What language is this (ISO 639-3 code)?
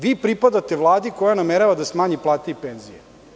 srp